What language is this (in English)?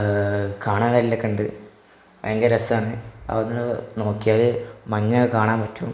Malayalam